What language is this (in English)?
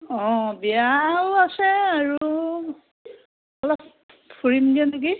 Assamese